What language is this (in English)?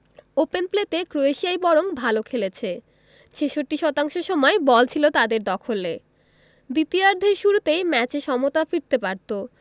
Bangla